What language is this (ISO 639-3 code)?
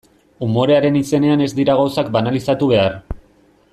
eus